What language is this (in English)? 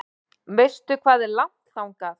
Icelandic